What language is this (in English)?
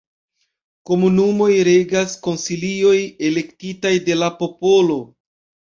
Esperanto